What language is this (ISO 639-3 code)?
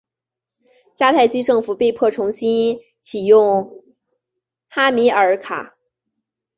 zho